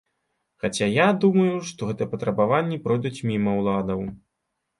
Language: Belarusian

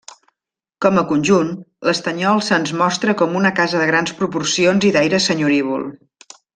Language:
Catalan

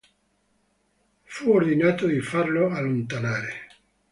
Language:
Italian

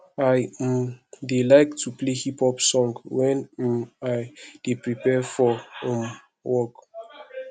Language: Nigerian Pidgin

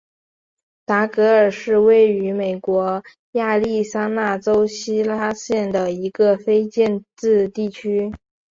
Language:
Chinese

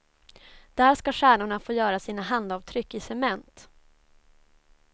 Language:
Swedish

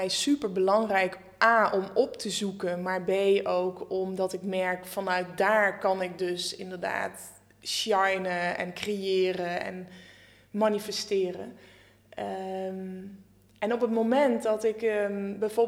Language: Dutch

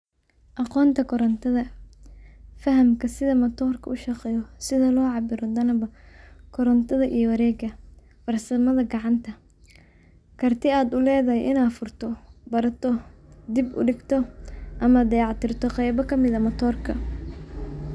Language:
Somali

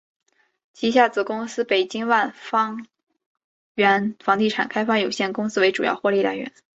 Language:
Chinese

